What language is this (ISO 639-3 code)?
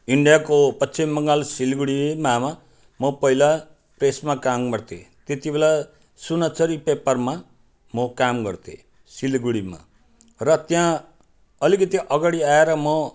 nep